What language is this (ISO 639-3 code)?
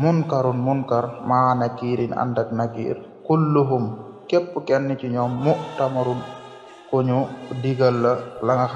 ara